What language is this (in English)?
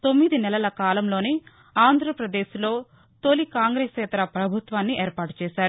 Telugu